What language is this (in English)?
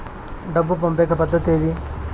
Telugu